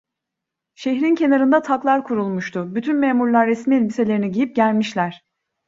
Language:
Turkish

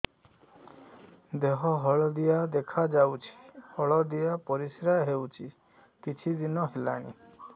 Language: Odia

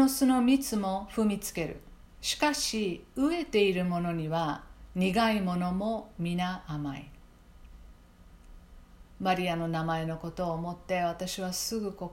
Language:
Japanese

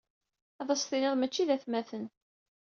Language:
Kabyle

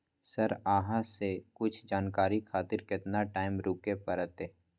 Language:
Maithili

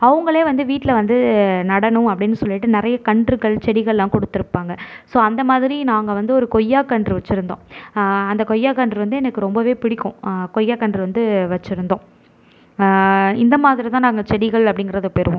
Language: Tamil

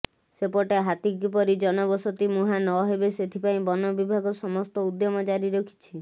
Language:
Odia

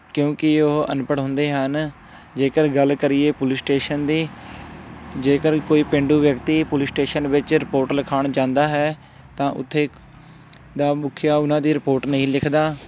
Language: Punjabi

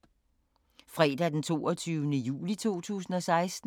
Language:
Danish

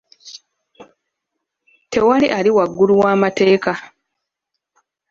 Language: Ganda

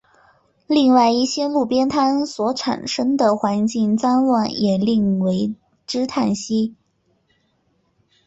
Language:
Chinese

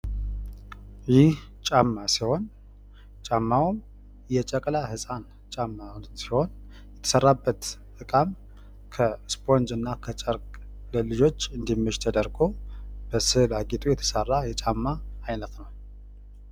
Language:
Amharic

